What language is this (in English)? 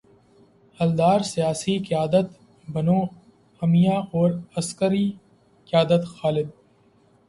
Urdu